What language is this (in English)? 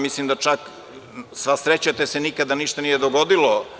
Serbian